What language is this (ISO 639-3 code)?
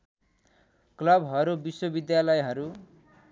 nep